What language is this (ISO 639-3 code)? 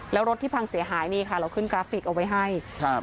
tha